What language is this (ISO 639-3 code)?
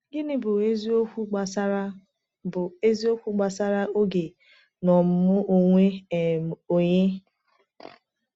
ibo